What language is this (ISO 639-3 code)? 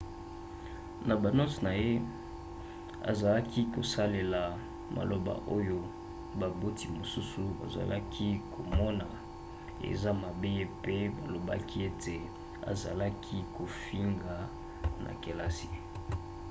lin